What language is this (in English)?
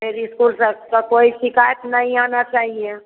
Hindi